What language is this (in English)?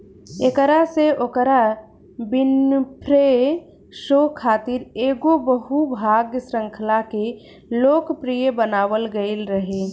Bhojpuri